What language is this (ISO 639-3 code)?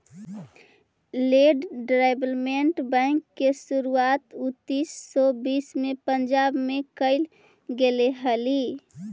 mag